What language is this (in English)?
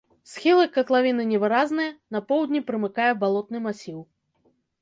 Belarusian